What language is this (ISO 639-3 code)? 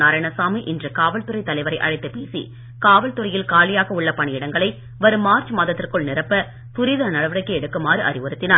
tam